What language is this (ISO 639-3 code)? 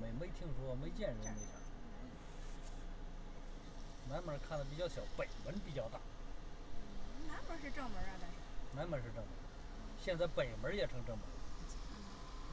zho